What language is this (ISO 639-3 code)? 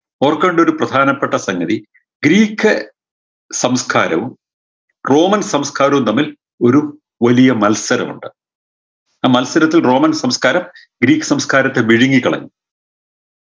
mal